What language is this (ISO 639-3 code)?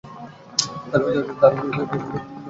ben